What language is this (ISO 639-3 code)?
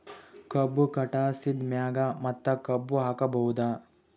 kan